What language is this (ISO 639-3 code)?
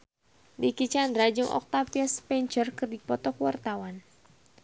sun